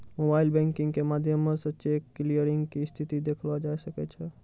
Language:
Maithili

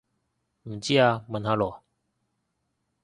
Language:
Cantonese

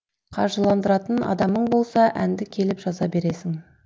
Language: Kazakh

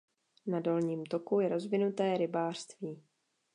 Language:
Czech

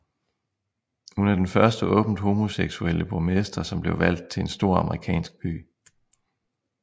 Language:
Danish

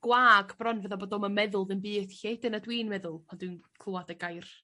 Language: Welsh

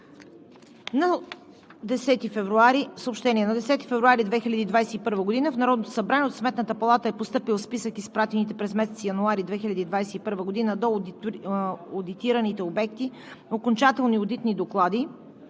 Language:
Bulgarian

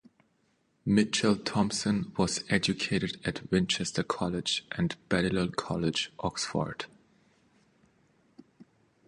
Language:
English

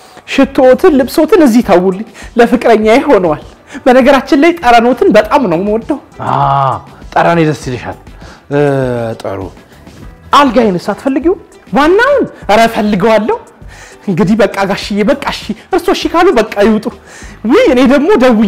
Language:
Arabic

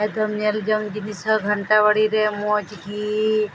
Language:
Santali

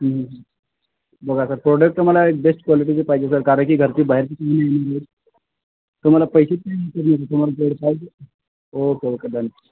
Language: Marathi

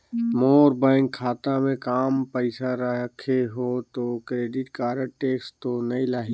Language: Chhattisgarhi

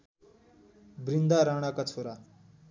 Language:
Nepali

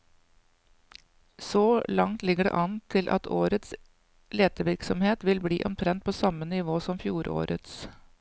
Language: Norwegian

